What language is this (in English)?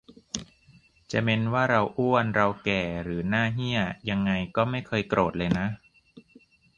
Thai